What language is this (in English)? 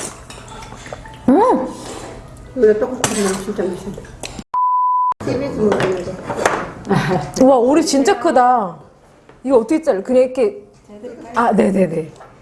Korean